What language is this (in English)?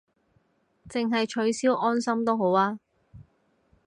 Cantonese